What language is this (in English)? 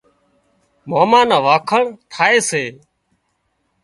Wadiyara Koli